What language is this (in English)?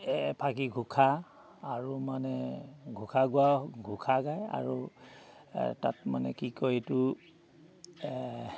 Assamese